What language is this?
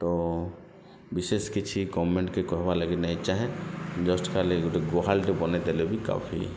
Odia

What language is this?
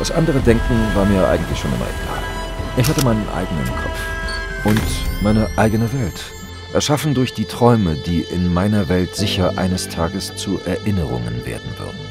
German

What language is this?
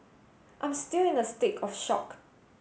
English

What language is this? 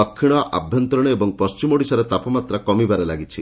Odia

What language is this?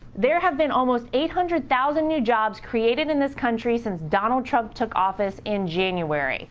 English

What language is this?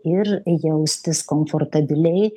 Lithuanian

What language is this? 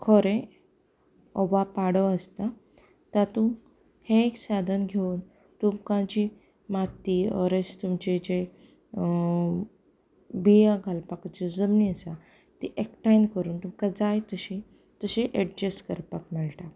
Konkani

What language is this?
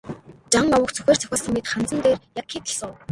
Mongolian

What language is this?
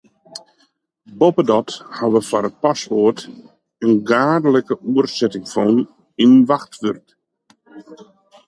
Western Frisian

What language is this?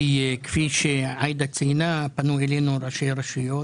Hebrew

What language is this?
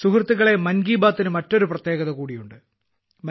Malayalam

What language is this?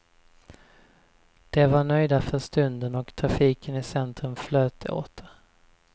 Swedish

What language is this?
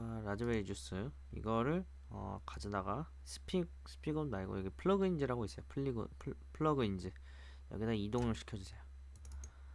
Korean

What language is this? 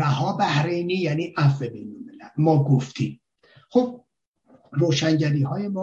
Persian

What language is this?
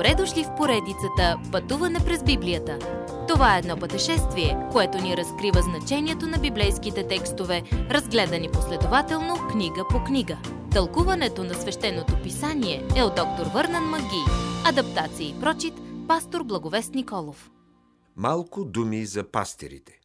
Bulgarian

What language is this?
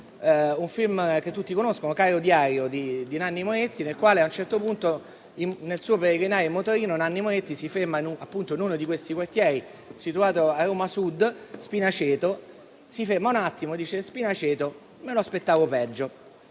Italian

